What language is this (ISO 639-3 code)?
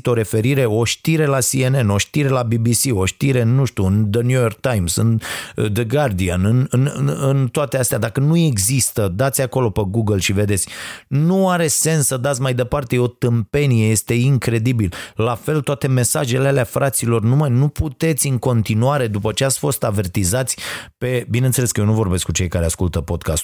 ron